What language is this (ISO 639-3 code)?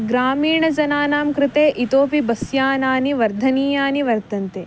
san